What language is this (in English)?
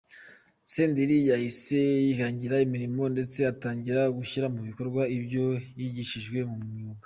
Kinyarwanda